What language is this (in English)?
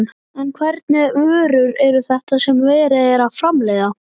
Icelandic